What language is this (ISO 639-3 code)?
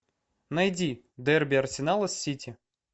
rus